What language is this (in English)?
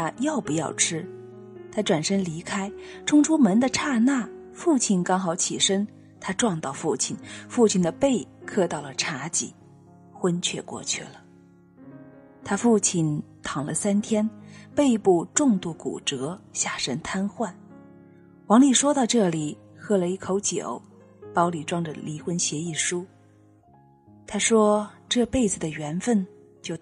Chinese